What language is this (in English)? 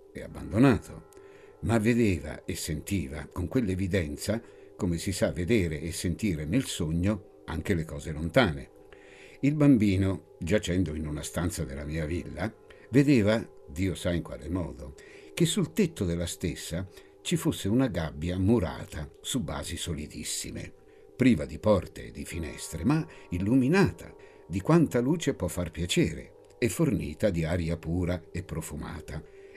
Italian